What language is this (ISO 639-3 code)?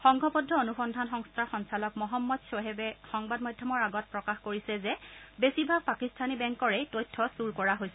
asm